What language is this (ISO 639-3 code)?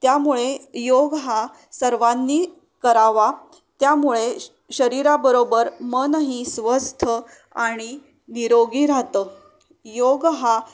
mar